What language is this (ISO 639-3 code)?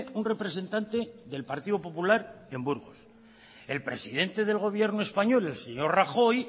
spa